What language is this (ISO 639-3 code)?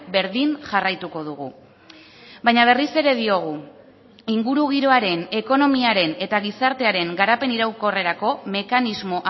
eus